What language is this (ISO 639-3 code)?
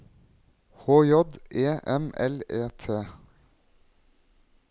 nor